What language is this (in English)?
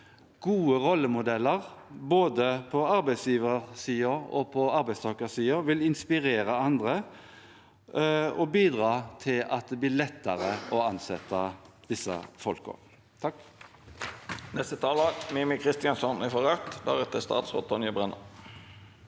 Norwegian